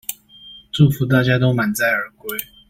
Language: Chinese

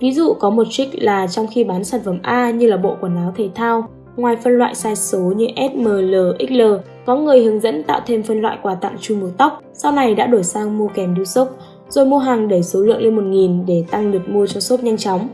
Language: Vietnamese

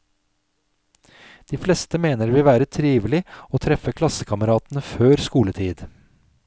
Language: Norwegian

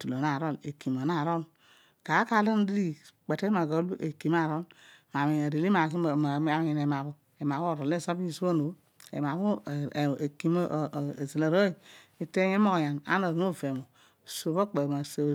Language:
Odual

